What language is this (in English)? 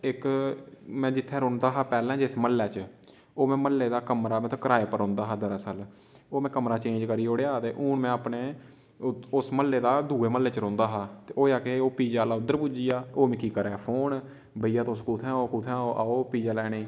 Dogri